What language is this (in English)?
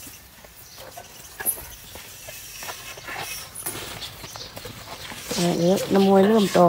Thai